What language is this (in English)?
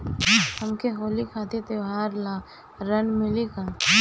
Bhojpuri